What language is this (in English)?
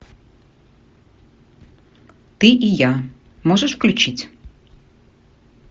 Russian